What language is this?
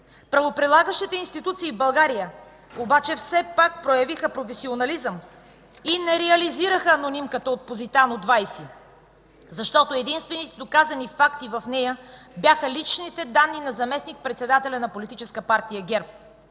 Bulgarian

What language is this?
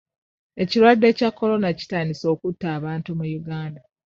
Ganda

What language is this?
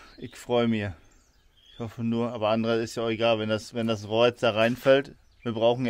German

